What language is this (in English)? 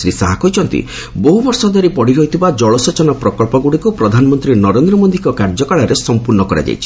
Odia